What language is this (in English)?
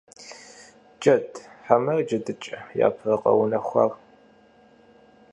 Kabardian